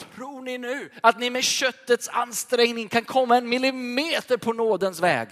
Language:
Swedish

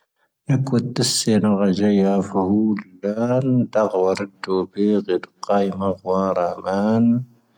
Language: Tahaggart Tamahaq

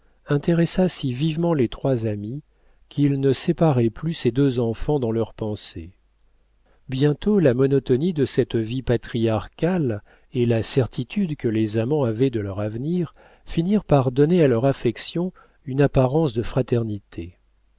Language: French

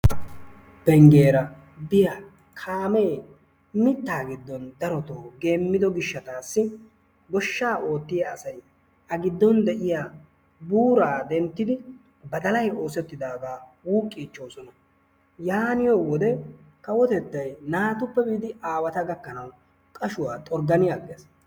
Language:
Wolaytta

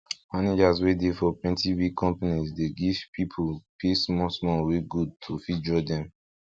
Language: Nigerian Pidgin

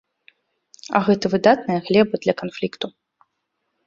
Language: Belarusian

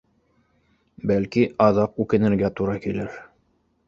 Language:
Bashkir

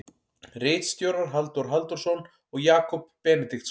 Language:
Icelandic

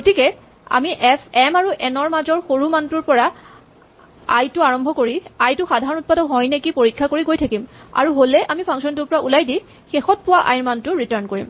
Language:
Assamese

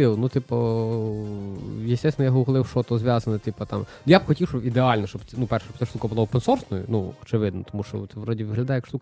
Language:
Ukrainian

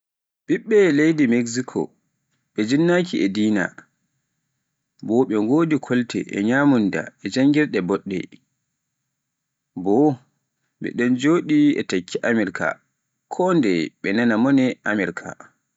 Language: Pular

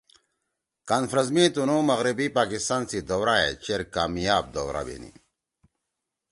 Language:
Torwali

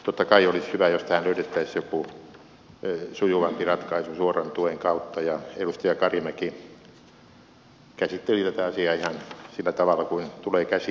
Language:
Finnish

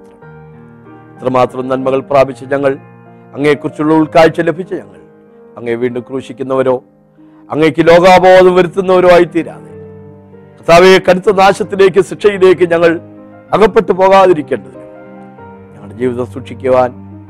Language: Malayalam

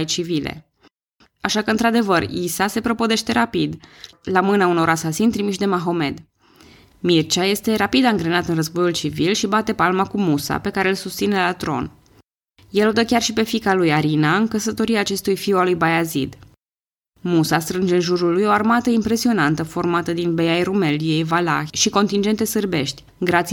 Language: Romanian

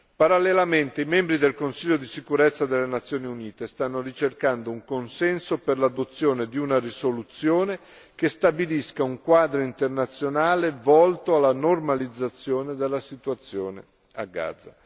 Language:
Italian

